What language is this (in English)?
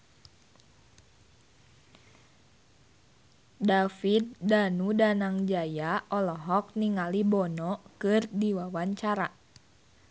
Sundanese